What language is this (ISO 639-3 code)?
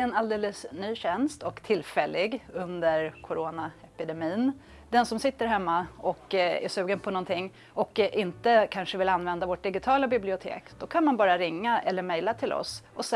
swe